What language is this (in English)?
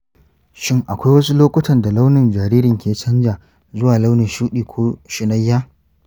Hausa